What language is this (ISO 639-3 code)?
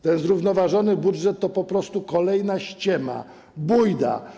pol